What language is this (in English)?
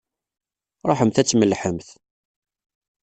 Kabyle